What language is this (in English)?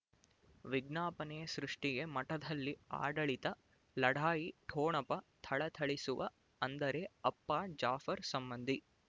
Kannada